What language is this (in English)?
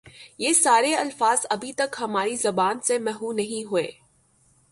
Urdu